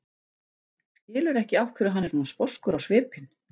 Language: Icelandic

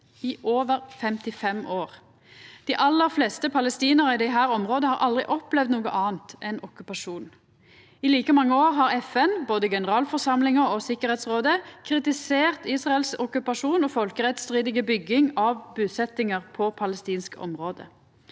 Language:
Norwegian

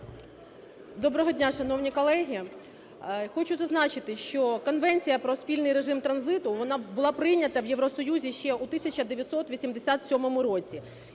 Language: Ukrainian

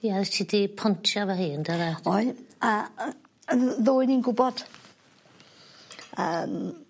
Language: Welsh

